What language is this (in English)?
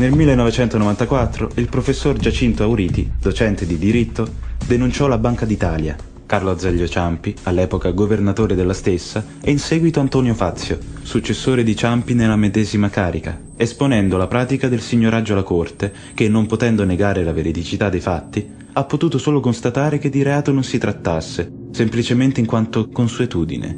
Italian